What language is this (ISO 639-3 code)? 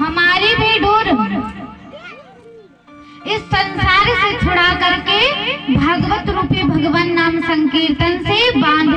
hin